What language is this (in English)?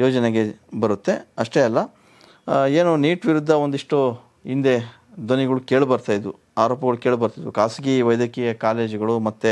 Kannada